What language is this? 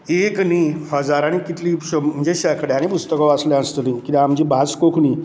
Konkani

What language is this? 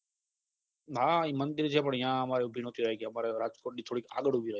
Gujarati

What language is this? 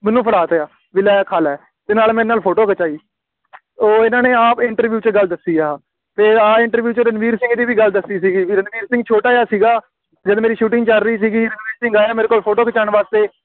Punjabi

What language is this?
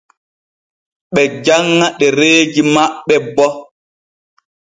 Borgu Fulfulde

